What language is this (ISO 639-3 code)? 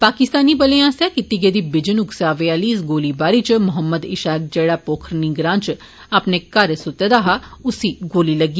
doi